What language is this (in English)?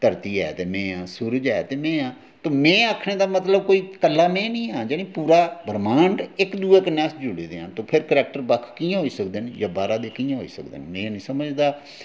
Dogri